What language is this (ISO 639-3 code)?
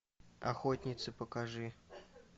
rus